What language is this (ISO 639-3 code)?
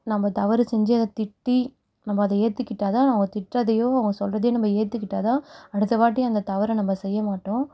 tam